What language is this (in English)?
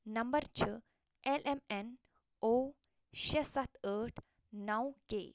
Kashmiri